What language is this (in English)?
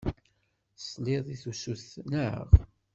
Kabyle